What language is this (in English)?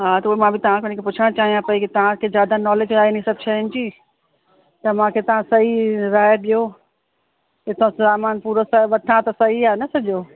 Sindhi